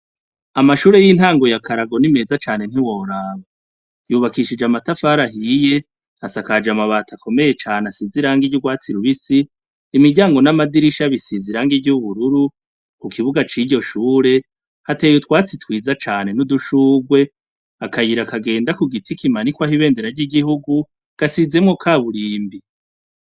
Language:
Rundi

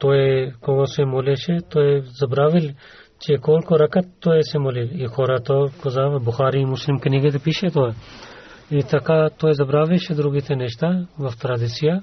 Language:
Bulgarian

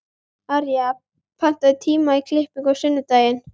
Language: Icelandic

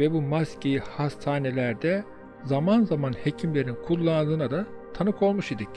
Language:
Turkish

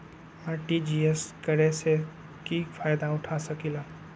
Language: Magahi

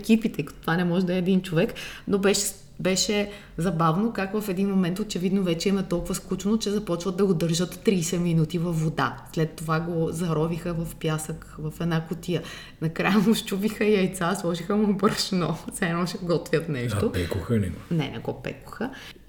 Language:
Bulgarian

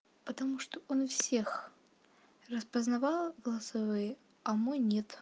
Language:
Russian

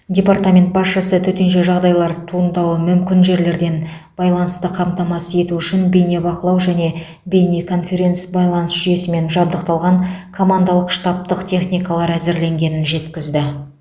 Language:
Kazakh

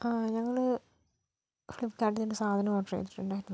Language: Malayalam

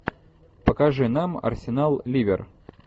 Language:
Russian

